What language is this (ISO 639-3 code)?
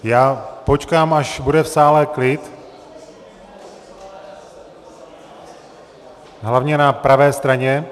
ces